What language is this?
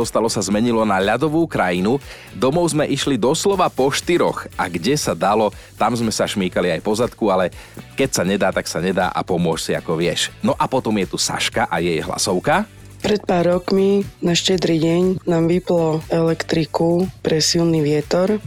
Slovak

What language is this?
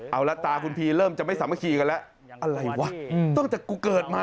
Thai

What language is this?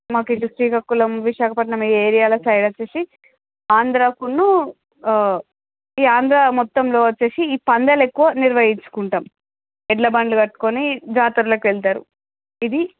Telugu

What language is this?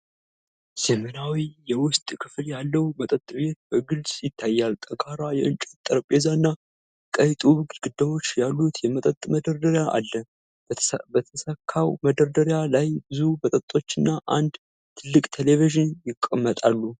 Amharic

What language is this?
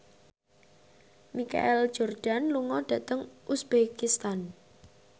Javanese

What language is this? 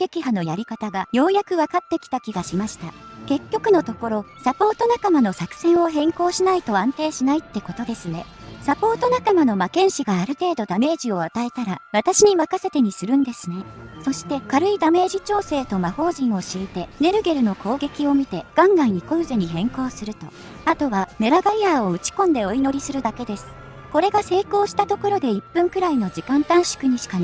Japanese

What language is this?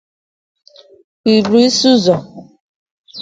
Igbo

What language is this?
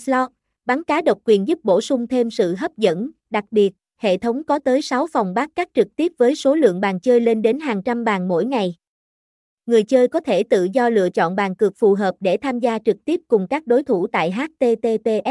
Vietnamese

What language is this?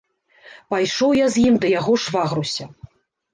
Belarusian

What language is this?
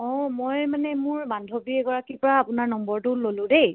Assamese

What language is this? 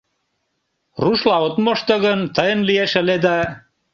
Mari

